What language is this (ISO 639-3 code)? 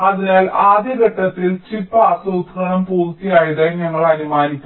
mal